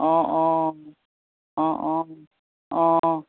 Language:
Assamese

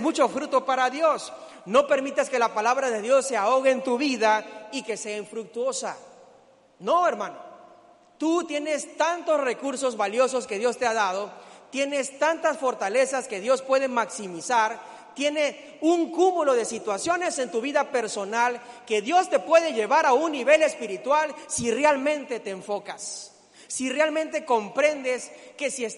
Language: Spanish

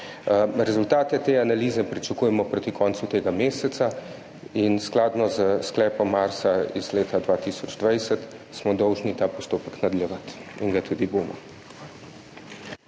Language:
Slovenian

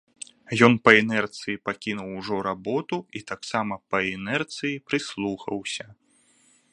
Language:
Belarusian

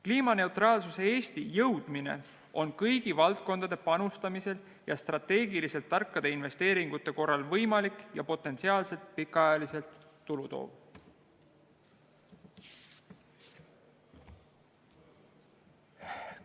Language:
Estonian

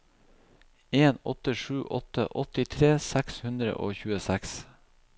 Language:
Norwegian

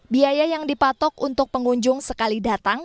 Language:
Indonesian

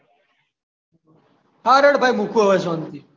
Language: Gujarati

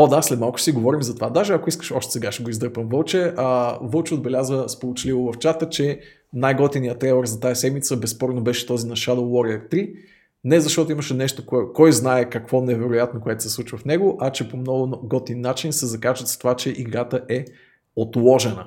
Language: Bulgarian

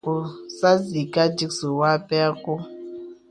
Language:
Bebele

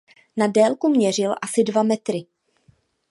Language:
Czech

